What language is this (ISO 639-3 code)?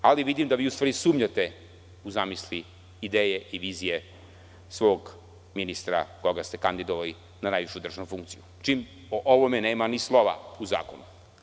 srp